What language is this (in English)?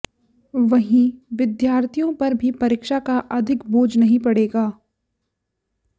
Hindi